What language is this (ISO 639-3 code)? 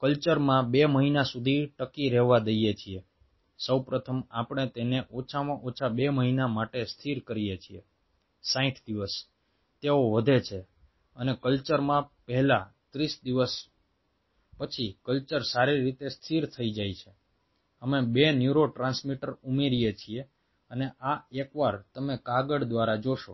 guj